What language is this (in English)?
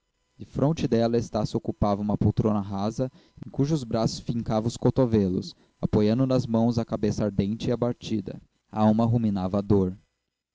Portuguese